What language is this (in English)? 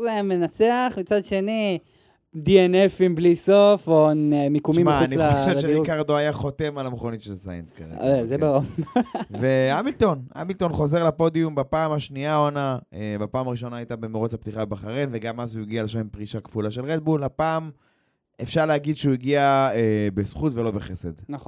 Hebrew